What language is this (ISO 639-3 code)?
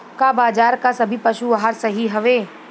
bho